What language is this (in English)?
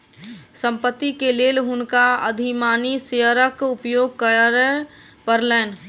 Maithili